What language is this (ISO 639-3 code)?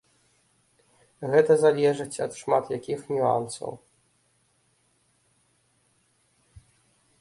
bel